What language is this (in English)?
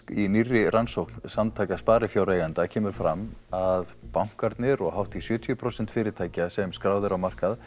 Icelandic